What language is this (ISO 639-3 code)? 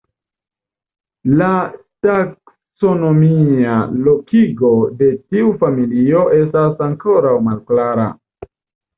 epo